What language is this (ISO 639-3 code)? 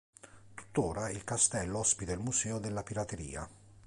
ita